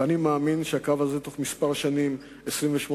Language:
Hebrew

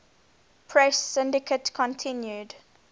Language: English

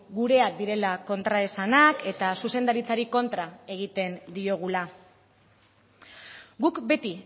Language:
Basque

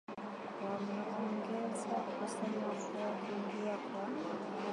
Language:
Swahili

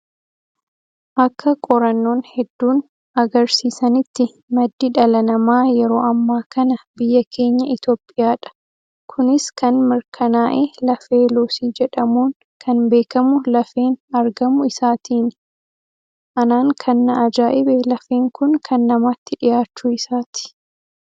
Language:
Oromo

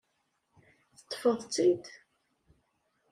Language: Kabyle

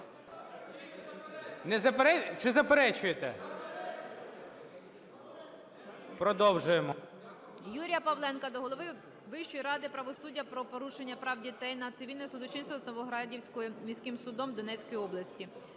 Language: Ukrainian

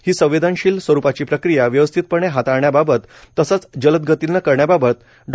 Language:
Marathi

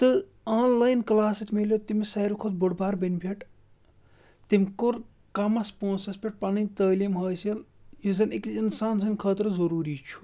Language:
Kashmiri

